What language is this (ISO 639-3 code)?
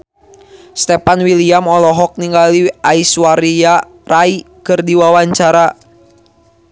sun